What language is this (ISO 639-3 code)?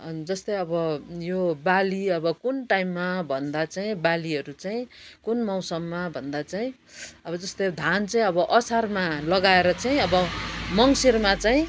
nep